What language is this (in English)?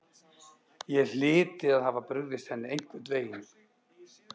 Icelandic